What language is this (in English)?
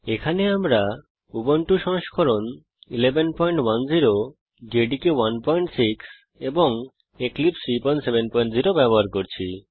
Bangla